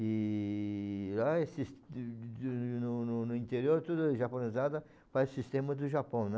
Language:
Portuguese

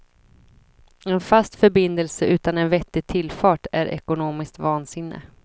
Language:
Swedish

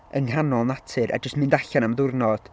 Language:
Welsh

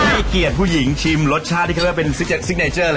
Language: Thai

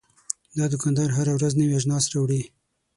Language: Pashto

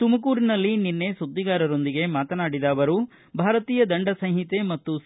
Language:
Kannada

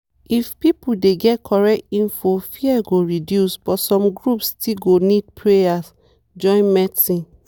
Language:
Nigerian Pidgin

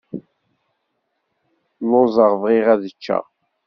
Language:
Kabyle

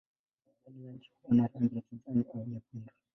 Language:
Swahili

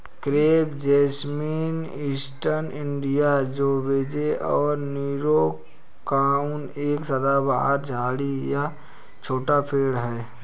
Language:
Hindi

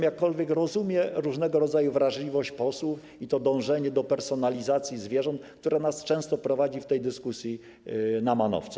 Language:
Polish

